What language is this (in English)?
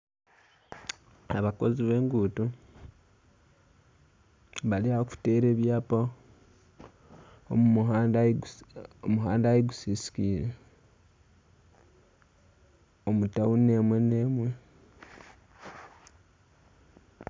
Nyankole